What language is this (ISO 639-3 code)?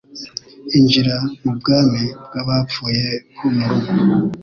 kin